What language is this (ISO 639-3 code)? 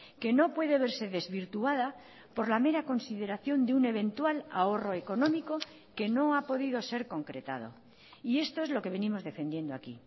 spa